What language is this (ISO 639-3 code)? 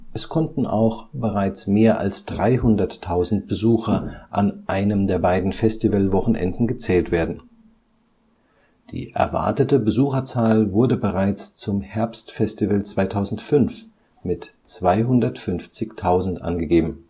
deu